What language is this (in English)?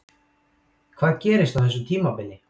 Icelandic